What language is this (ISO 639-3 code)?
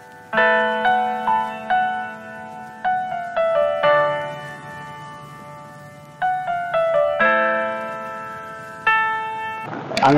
tur